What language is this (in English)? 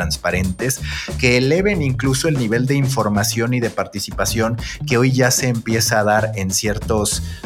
Spanish